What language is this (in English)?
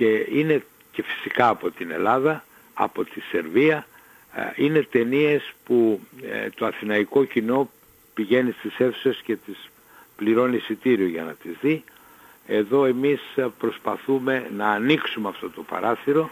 Greek